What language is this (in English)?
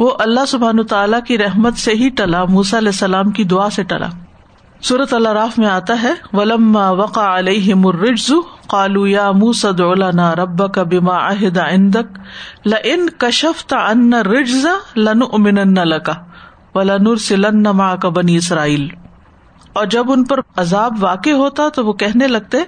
Urdu